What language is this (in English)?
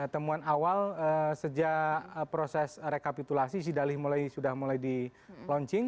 Indonesian